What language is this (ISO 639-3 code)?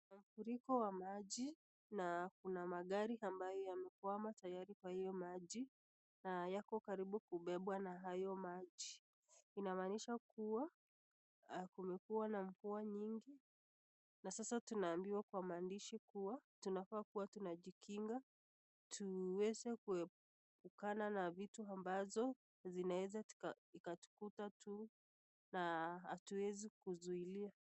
swa